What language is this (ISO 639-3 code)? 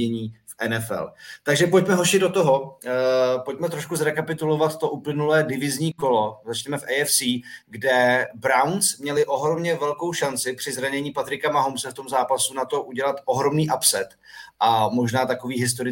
ces